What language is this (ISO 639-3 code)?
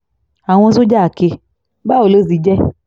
yor